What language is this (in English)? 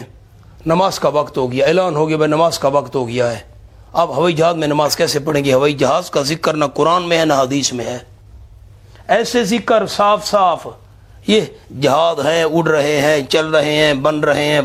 Urdu